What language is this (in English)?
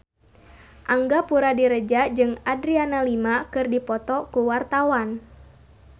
Sundanese